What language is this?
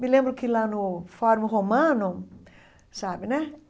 Portuguese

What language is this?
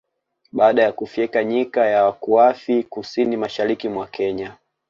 Swahili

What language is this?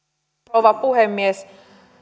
Finnish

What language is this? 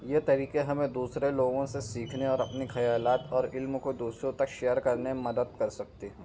Urdu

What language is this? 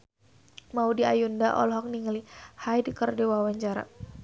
Sundanese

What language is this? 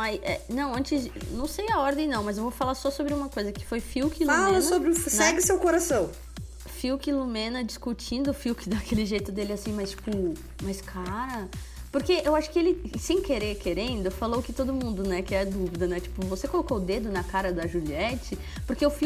Portuguese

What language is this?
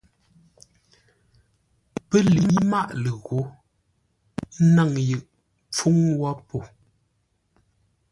Ngombale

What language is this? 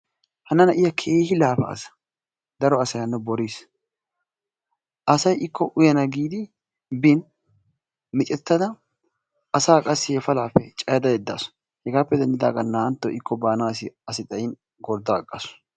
Wolaytta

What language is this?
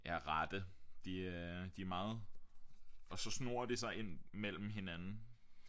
Danish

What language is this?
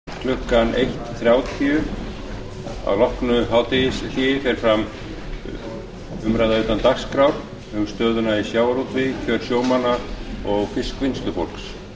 Icelandic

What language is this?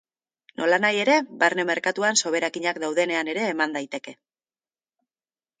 Basque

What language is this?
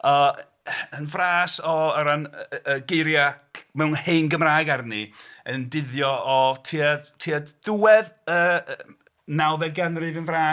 Welsh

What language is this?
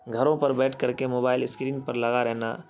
Urdu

